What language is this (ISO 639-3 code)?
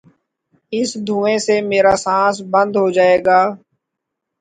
urd